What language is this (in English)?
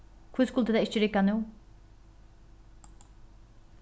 Faroese